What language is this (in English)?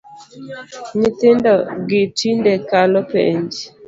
Luo (Kenya and Tanzania)